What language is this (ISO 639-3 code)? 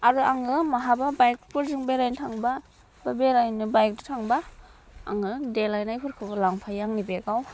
brx